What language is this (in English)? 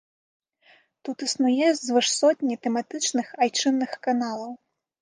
Belarusian